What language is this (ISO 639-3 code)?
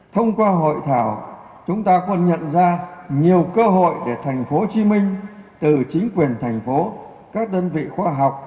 vie